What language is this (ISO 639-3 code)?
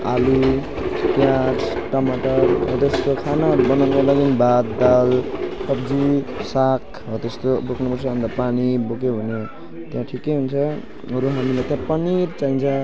nep